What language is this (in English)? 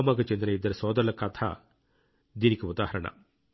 Telugu